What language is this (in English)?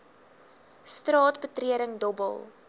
Afrikaans